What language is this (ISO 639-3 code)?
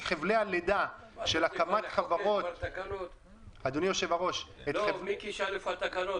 heb